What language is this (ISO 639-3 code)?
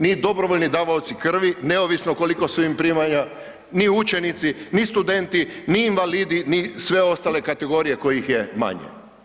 hrv